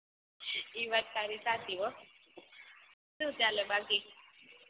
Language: Gujarati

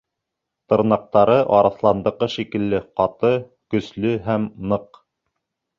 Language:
Bashkir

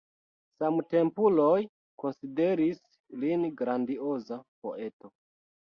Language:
Esperanto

